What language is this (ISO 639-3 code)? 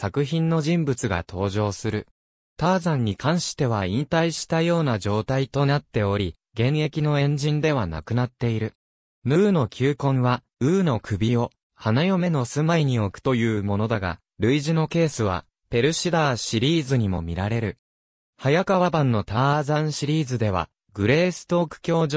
jpn